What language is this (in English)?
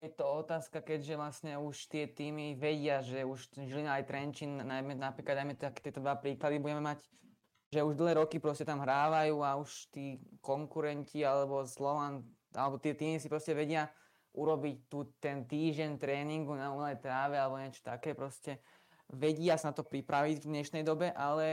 Slovak